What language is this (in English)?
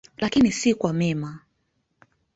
Swahili